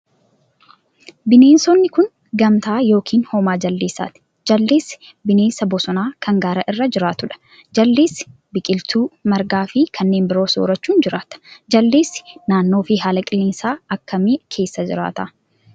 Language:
Oromo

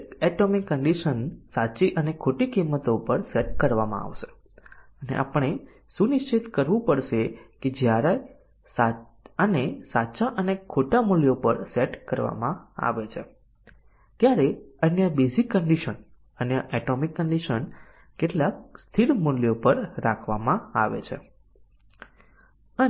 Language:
Gujarati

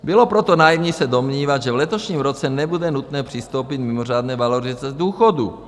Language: Czech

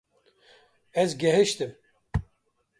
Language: Kurdish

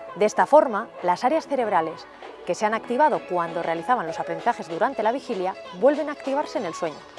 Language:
Spanish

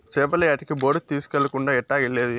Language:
Telugu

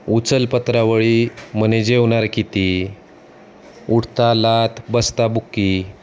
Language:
Marathi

